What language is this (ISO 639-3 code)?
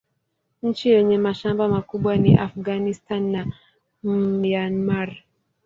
swa